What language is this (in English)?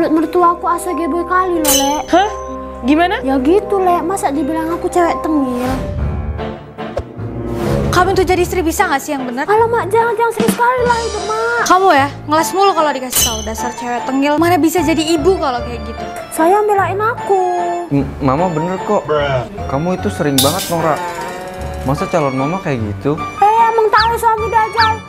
Indonesian